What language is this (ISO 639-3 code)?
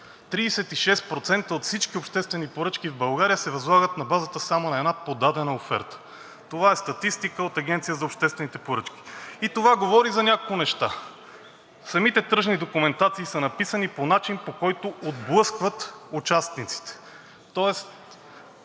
bul